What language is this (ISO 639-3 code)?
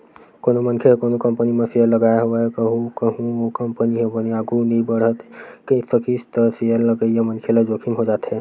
hne